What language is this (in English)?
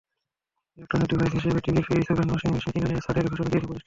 Bangla